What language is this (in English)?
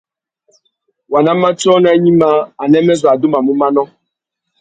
Tuki